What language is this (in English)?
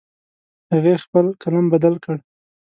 Pashto